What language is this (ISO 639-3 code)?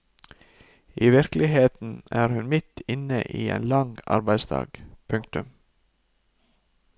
nor